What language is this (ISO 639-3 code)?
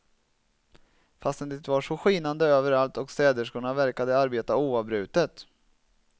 swe